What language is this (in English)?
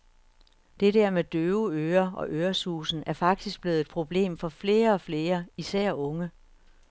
Danish